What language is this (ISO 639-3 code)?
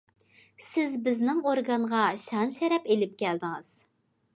uig